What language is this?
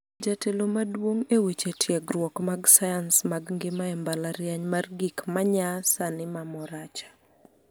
Luo (Kenya and Tanzania)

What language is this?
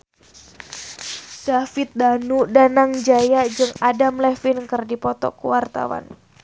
Sundanese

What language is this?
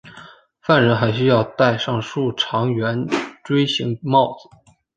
Chinese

